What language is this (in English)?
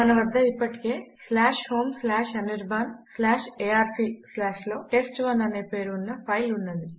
Telugu